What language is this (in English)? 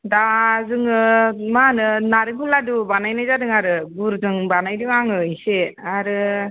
Bodo